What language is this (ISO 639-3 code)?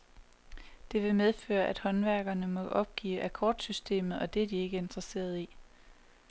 dan